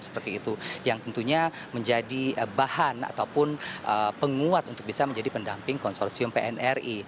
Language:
Indonesian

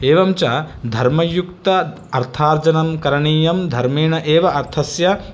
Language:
Sanskrit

